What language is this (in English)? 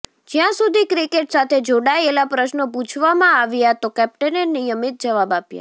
Gujarati